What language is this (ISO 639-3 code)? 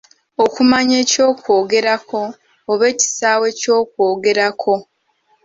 lug